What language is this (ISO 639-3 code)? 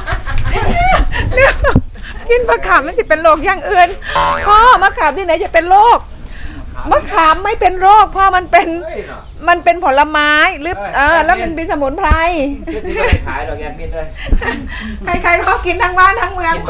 tha